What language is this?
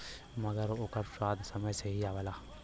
Bhojpuri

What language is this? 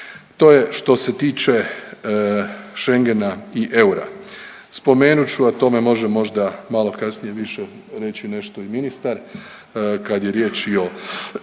Croatian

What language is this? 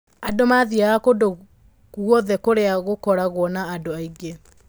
Kikuyu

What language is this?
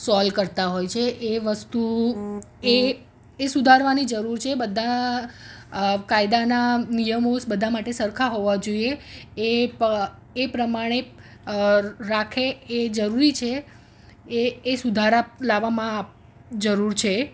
Gujarati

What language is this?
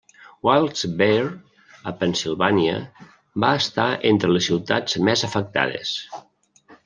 Catalan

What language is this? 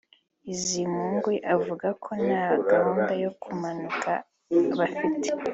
Kinyarwanda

